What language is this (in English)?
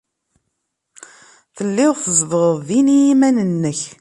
Kabyle